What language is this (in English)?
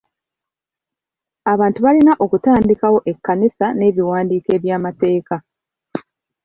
Ganda